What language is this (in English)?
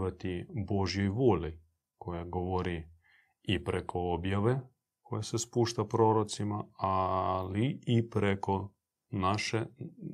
Croatian